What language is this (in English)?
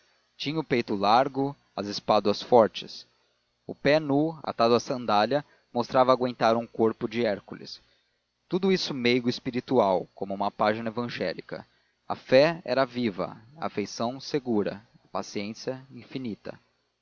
Portuguese